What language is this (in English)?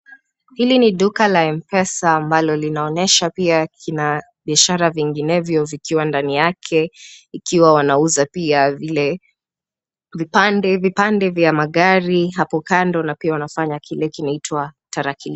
Swahili